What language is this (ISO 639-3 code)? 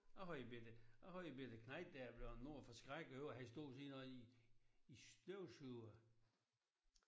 dan